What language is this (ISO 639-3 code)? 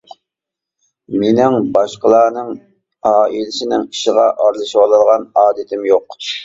uig